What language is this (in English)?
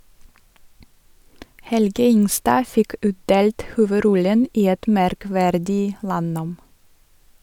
Norwegian